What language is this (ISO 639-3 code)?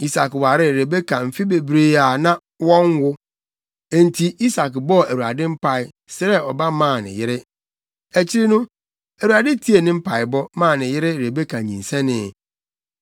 aka